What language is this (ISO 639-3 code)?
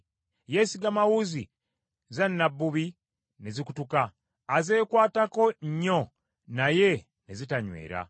lug